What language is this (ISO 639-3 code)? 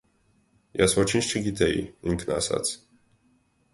hye